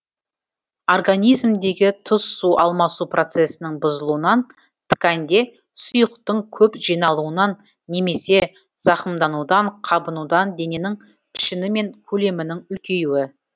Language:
Kazakh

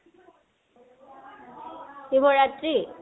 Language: Assamese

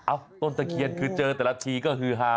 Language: Thai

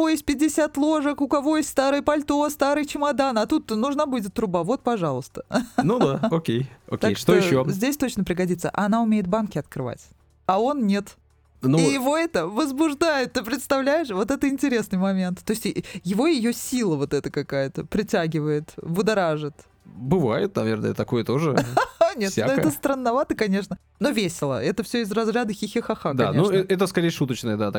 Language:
Russian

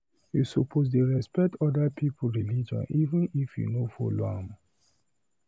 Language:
Nigerian Pidgin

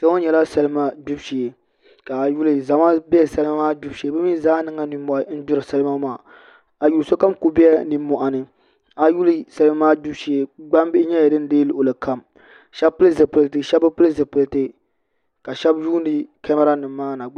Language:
Dagbani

